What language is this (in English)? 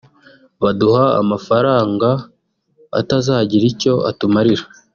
Kinyarwanda